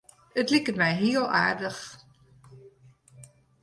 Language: Western Frisian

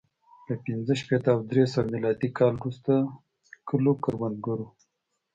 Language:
Pashto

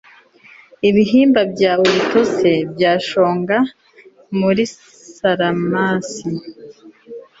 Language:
Kinyarwanda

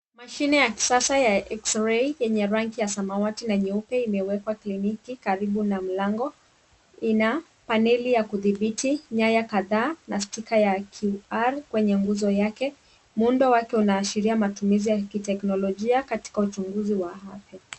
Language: Swahili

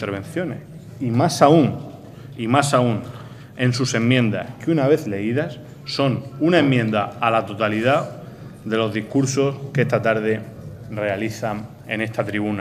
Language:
Spanish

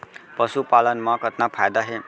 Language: Chhattisgarhi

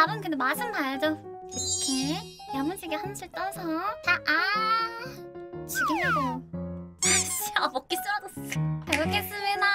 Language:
Korean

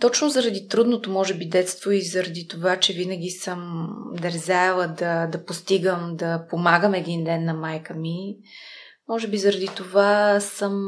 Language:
Bulgarian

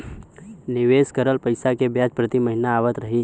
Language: Bhojpuri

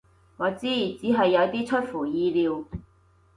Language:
Cantonese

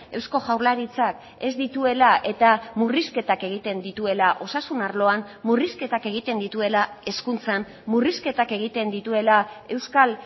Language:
Basque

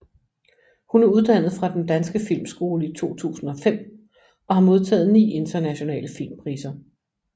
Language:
Danish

